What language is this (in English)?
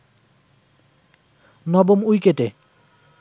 Bangla